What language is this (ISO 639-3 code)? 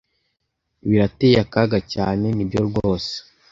kin